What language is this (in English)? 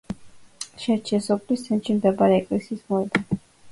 Georgian